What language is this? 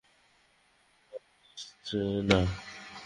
Bangla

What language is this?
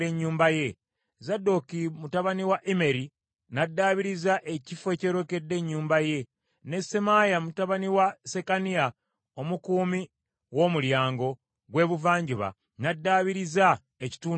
Ganda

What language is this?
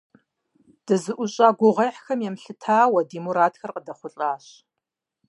Kabardian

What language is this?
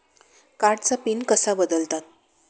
Marathi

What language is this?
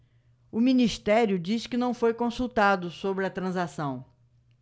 Portuguese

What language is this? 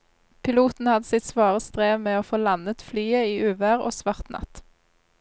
Norwegian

